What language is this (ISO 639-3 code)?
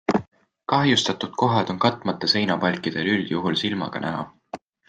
est